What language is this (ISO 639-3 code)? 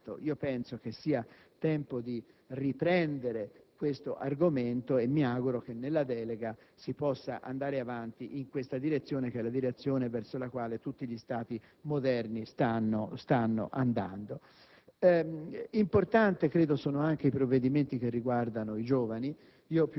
ita